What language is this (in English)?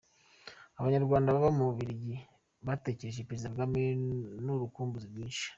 Kinyarwanda